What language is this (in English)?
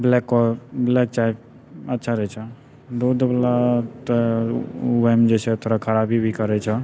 Maithili